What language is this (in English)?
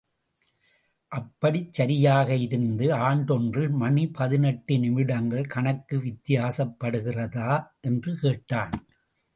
Tamil